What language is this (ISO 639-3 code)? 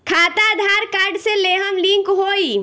bho